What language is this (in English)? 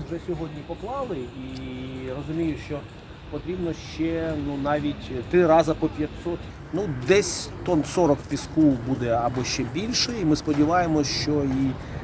Ukrainian